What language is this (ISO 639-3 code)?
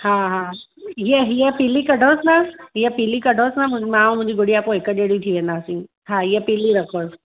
snd